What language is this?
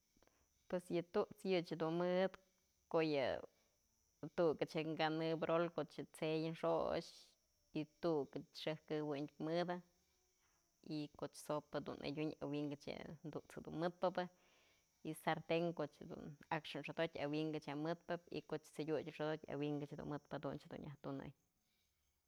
Mazatlán Mixe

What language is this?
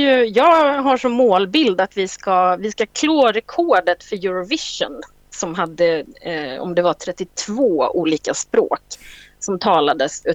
Swedish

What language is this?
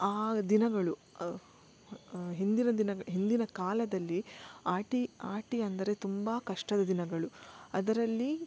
Kannada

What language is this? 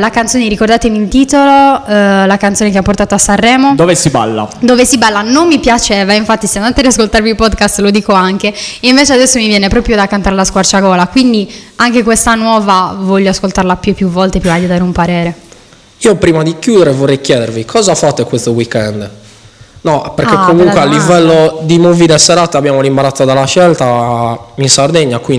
Italian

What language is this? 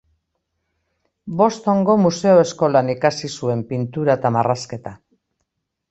Basque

